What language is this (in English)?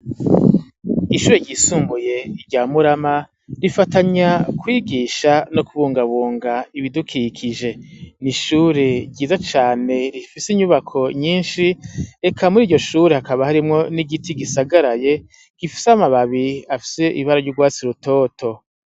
Rundi